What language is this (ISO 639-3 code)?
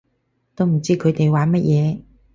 yue